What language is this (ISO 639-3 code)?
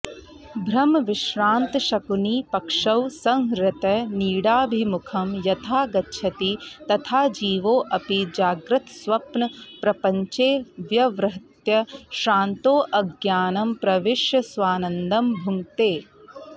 san